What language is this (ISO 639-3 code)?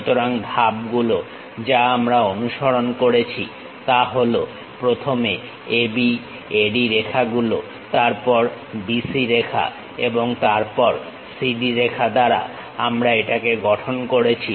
ben